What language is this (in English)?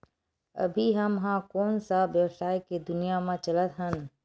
Chhattisgarhi